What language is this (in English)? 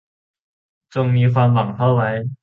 Thai